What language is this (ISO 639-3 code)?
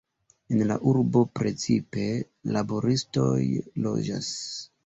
epo